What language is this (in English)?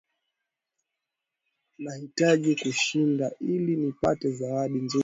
Swahili